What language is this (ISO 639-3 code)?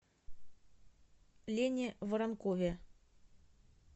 rus